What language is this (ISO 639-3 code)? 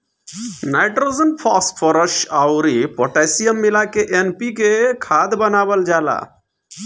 bho